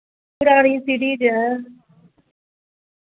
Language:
Dogri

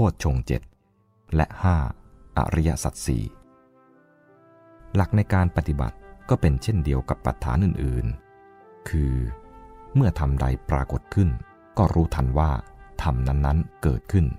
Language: Thai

